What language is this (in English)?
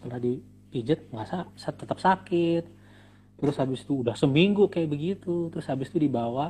Indonesian